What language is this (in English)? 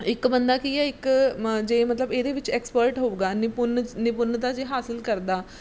Punjabi